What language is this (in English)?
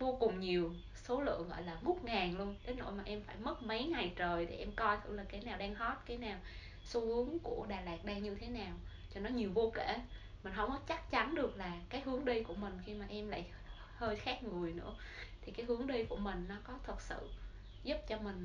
Vietnamese